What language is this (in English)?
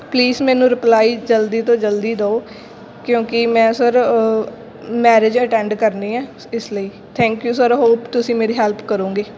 Punjabi